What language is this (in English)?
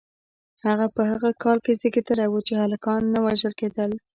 Pashto